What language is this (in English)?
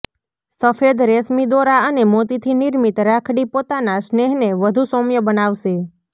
Gujarati